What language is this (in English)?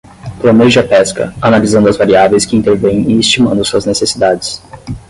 Portuguese